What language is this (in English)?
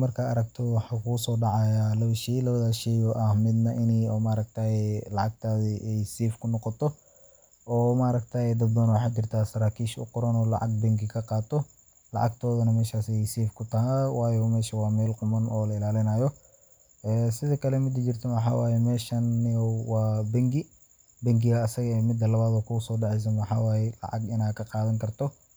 Somali